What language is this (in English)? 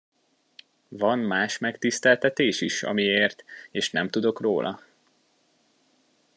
Hungarian